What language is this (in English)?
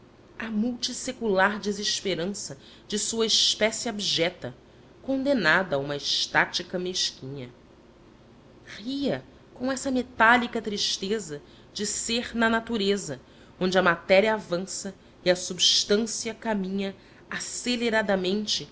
Portuguese